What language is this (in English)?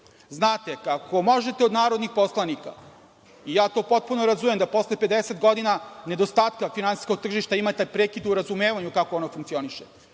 Serbian